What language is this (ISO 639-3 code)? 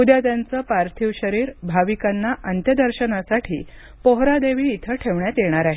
mar